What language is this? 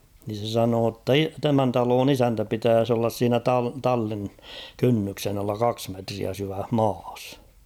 Finnish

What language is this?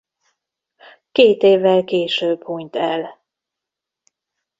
Hungarian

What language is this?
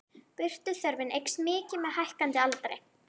Icelandic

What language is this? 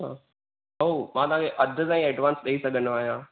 Sindhi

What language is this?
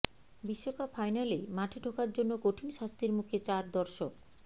Bangla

